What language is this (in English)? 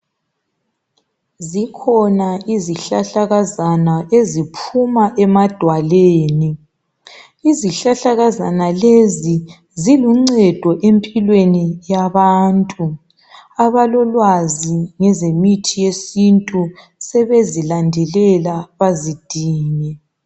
North Ndebele